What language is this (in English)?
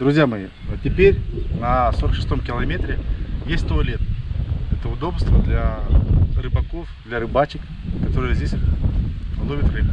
Russian